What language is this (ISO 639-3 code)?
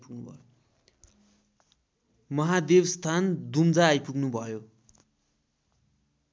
nep